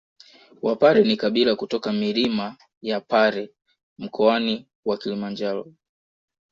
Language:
Swahili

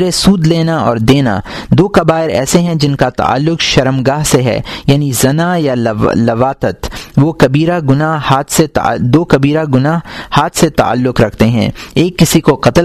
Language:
Urdu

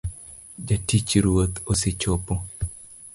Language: Luo (Kenya and Tanzania)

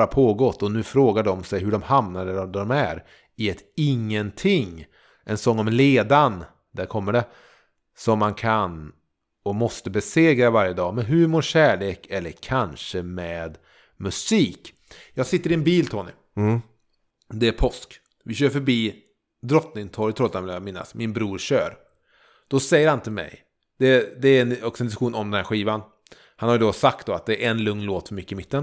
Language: Swedish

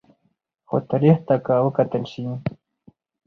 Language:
Pashto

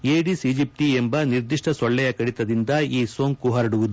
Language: Kannada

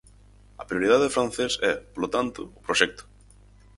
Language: Galician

